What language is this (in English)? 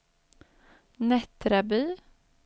Swedish